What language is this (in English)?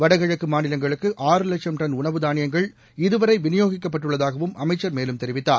Tamil